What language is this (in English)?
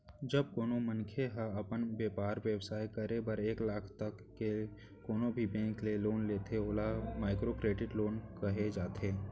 Chhattisgarhi